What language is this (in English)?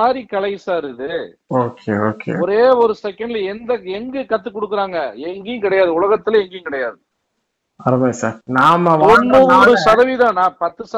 Tamil